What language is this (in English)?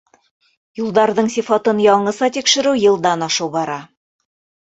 Bashkir